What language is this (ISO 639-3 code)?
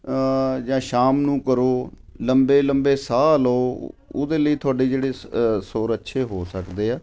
pan